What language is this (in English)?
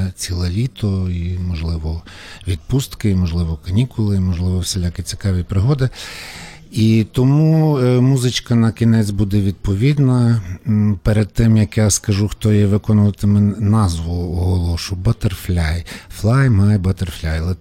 Ukrainian